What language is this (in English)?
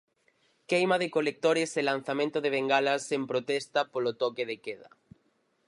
Galician